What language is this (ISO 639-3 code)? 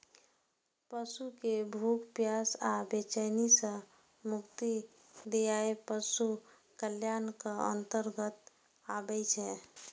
mai